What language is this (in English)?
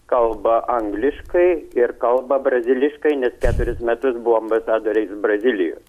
Lithuanian